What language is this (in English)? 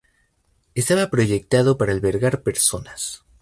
Spanish